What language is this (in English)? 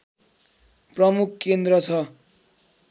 Nepali